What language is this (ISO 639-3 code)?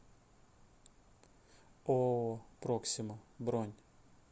rus